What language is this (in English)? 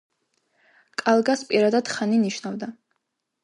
Georgian